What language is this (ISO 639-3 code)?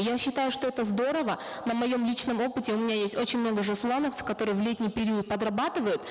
kaz